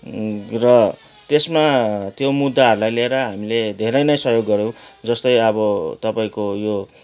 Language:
Nepali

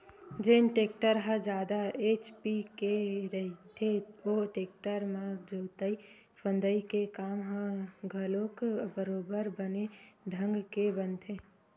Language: Chhattisgarhi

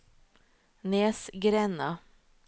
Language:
Norwegian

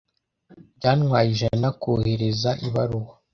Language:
Kinyarwanda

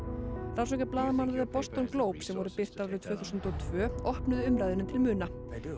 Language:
Icelandic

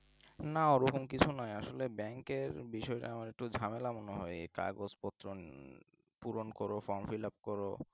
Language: Bangla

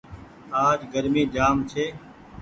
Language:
Goaria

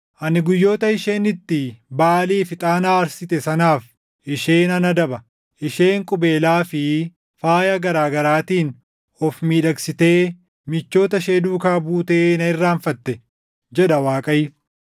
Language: Oromo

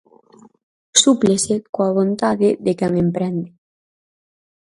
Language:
Galician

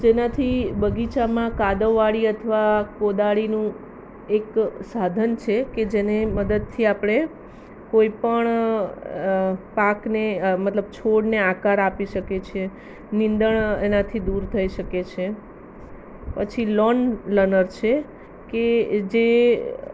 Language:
Gujarati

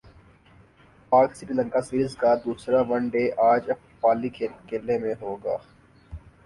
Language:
Urdu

